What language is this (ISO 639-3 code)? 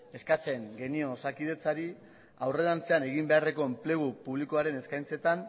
eus